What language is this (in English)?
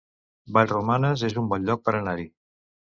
Catalan